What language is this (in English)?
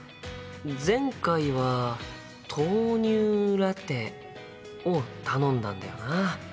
Japanese